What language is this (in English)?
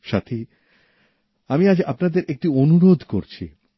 Bangla